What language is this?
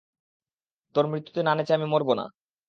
Bangla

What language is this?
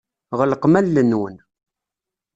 Kabyle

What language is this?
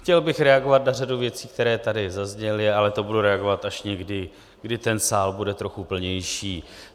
Czech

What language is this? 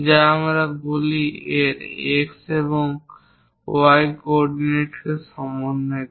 Bangla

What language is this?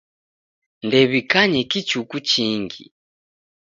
Taita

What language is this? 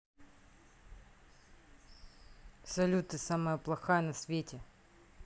Russian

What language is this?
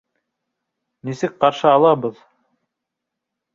Bashkir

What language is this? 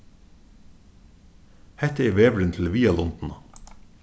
Faroese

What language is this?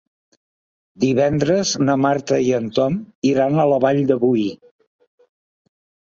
Catalan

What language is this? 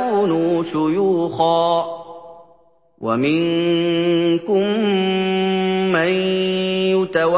Arabic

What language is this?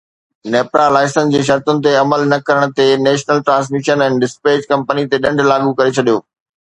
Sindhi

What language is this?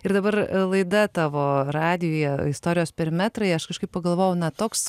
Lithuanian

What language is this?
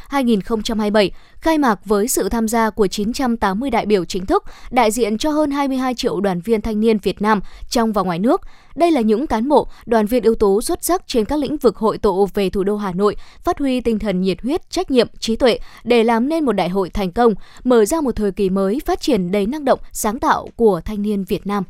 Vietnamese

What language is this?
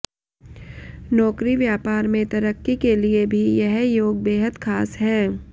Hindi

